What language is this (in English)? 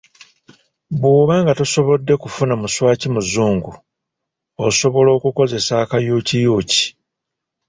Ganda